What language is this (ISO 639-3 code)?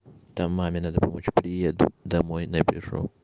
rus